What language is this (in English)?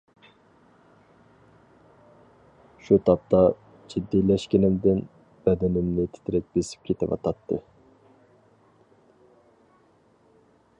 Uyghur